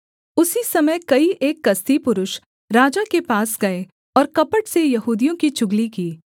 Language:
Hindi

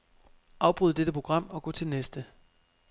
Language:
Danish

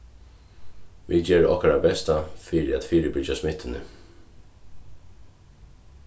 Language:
Faroese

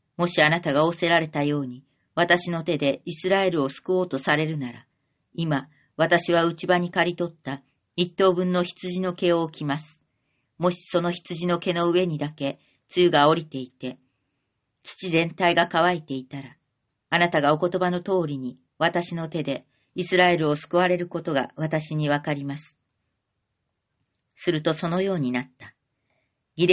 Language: Japanese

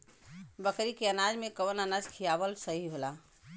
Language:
Bhojpuri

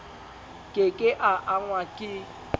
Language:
Southern Sotho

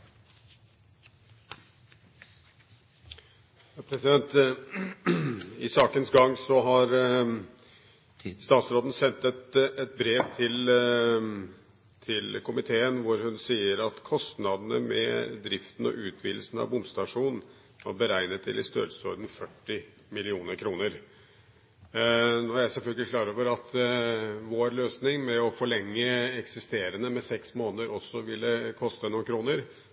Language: Norwegian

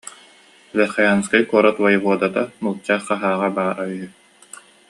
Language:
Yakut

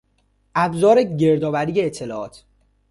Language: Persian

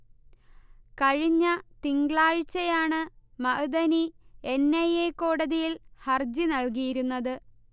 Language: Malayalam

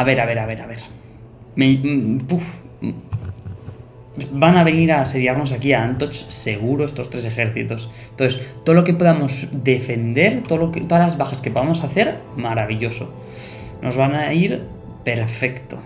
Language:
Spanish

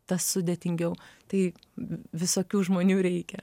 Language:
Lithuanian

